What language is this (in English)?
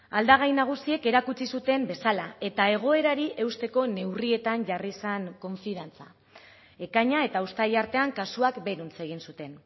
Basque